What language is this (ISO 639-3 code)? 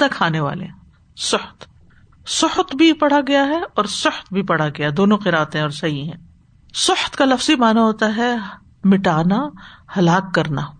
urd